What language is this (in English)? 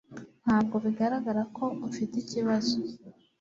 Kinyarwanda